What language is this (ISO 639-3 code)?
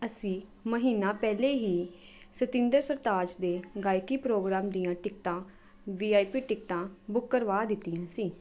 pan